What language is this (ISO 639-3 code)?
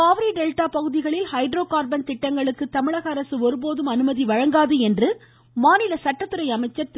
tam